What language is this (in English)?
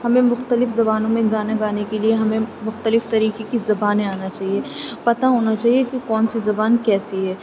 Urdu